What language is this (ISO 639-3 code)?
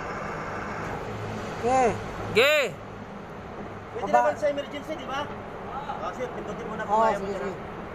ind